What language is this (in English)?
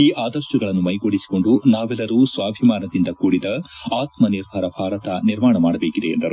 Kannada